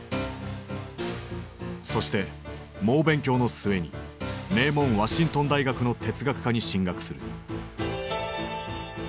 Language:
Japanese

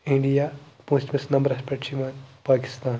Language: Kashmiri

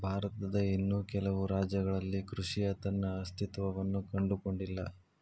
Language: Kannada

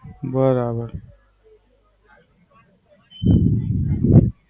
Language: Gujarati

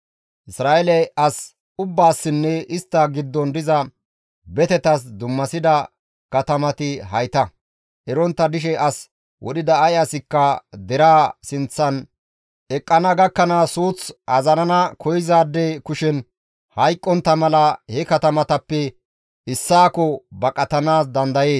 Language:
Gamo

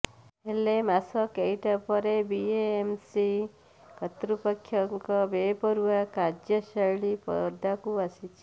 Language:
Odia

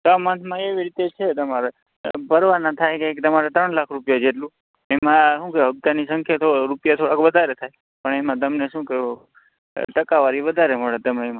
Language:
Gujarati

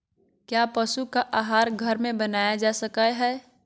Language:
Magahi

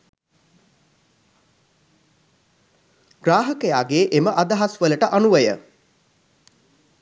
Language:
Sinhala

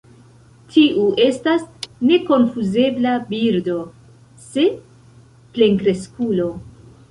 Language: Esperanto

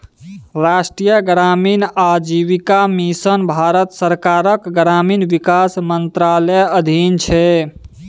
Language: Maithili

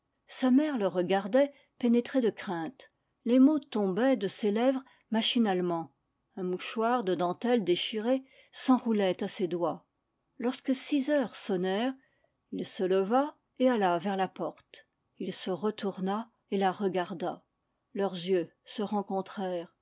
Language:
French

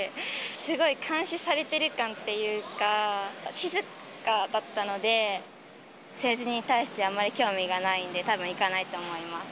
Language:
Japanese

